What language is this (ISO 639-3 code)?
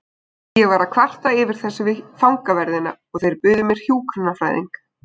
isl